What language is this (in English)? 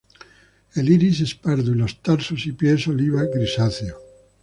Spanish